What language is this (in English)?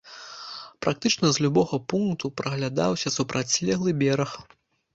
Belarusian